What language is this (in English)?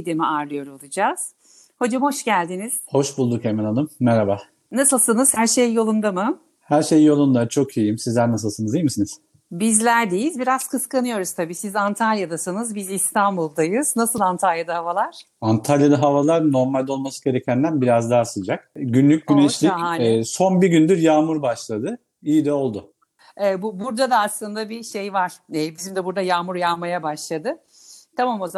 Turkish